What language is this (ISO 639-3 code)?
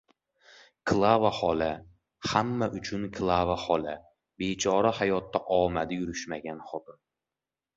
uzb